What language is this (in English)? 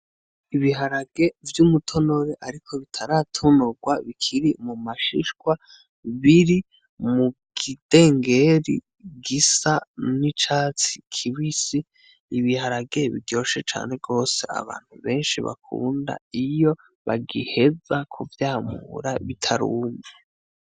Rundi